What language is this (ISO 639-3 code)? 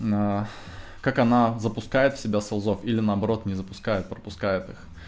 rus